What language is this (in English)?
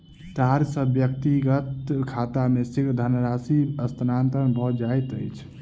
Maithili